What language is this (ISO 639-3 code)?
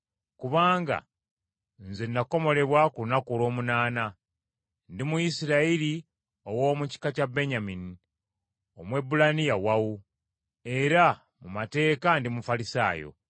lug